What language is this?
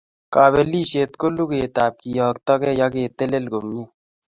Kalenjin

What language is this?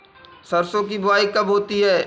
Hindi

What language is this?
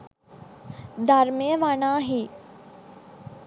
Sinhala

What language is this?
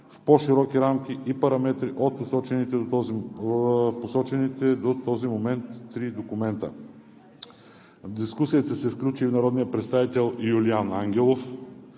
Bulgarian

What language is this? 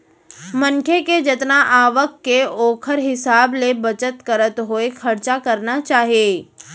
Chhattisgarhi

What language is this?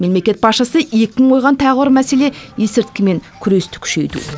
Kazakh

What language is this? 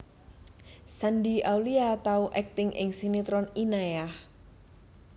Javanese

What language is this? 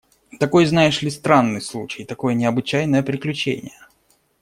Russian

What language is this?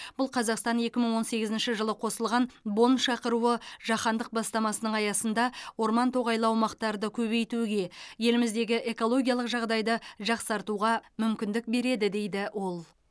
Kazakh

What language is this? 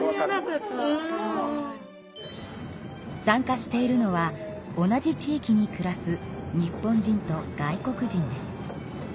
Japanese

